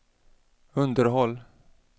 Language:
Swedish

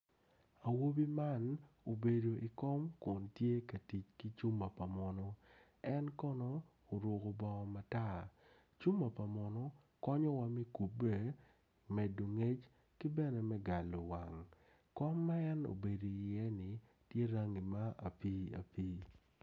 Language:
Acoli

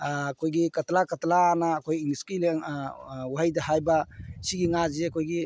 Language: Manipuri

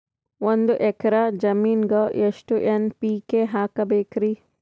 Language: Kannada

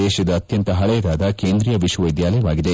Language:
Kannada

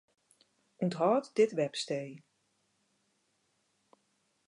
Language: Western Frisian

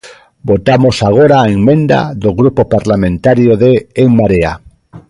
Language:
Galician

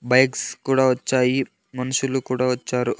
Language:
Telugu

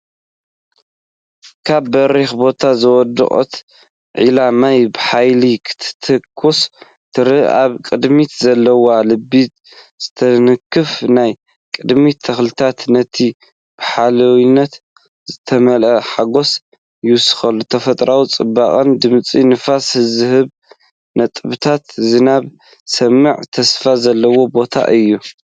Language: Tigrinya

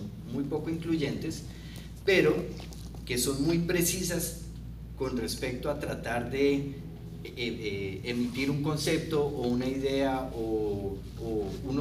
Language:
Spanish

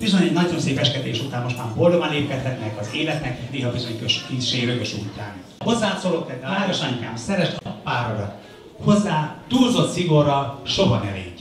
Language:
Hungarian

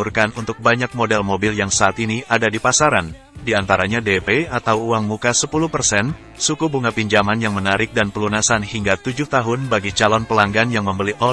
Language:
Indonesian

